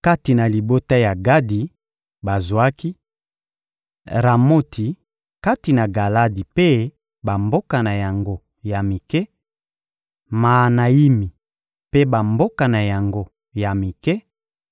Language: Lingala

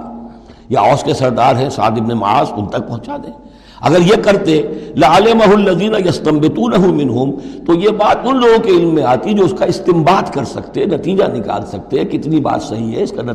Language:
Urdu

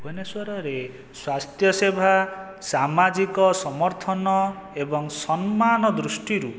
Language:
Odia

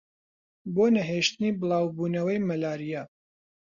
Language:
Central Kurdish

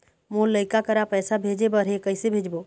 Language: Chhattisgarhi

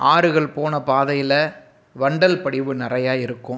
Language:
Tamil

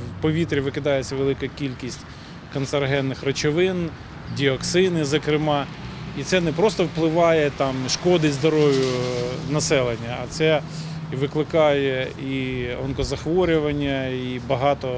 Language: Ukrainian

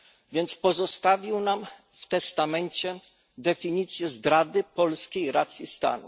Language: Polish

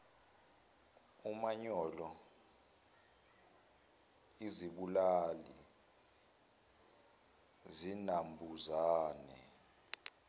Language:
Zulu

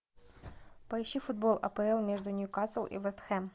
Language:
Russian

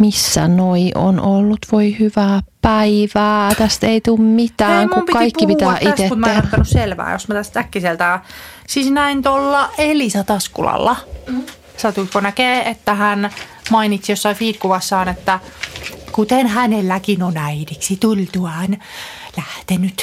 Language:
Finnish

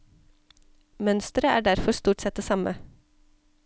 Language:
Norwegian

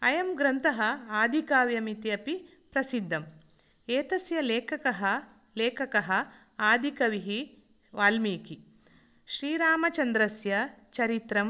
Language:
Sanskrit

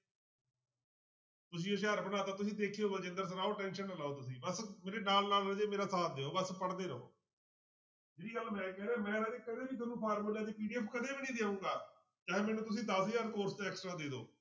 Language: Punjabi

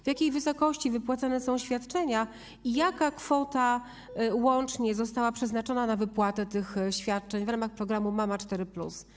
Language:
Polish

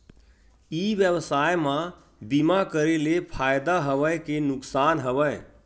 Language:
Chhattisgarhi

